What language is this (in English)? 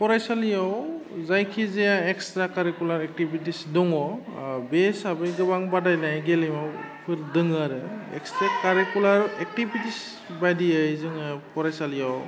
Bodo